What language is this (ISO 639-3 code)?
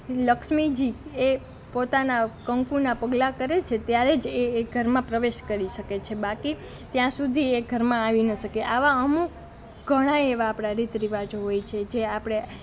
guj